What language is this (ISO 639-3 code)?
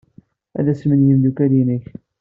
kab